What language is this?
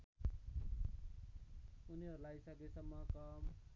Nepali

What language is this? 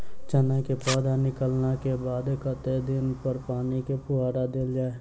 Maithili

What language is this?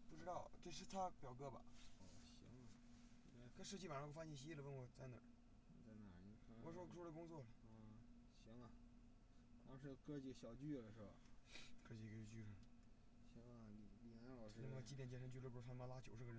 Chinese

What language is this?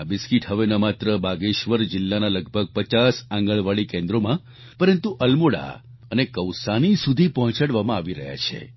Gujarati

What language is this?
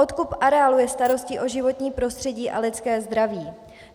Czech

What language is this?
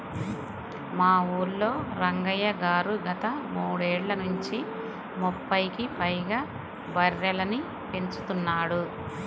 Telugu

